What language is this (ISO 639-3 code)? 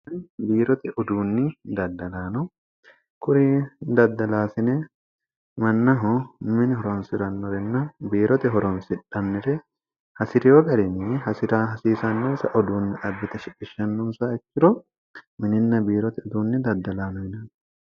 sid